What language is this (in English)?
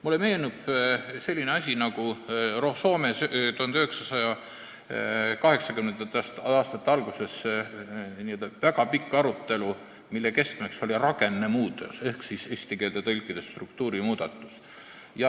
Estonian